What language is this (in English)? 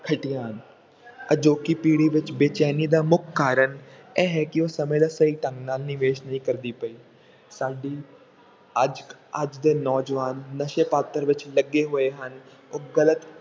Punjabi